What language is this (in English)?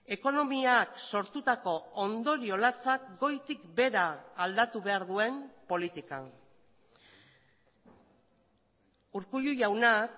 Basque